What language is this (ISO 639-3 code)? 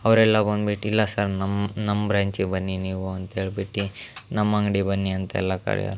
kan